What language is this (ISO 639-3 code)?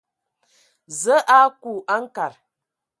ewo